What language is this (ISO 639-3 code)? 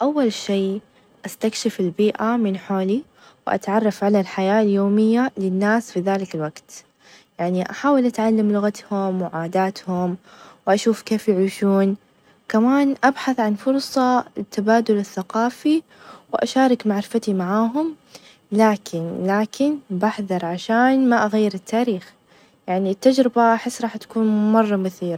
ars